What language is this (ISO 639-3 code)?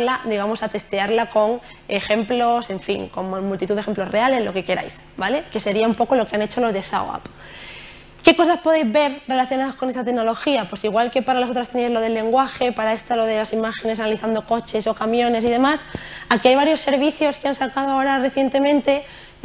spa